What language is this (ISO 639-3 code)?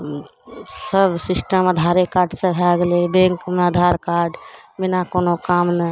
mai